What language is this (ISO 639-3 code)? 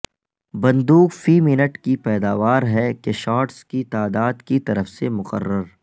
urd